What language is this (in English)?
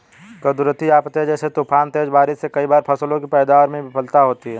Hindi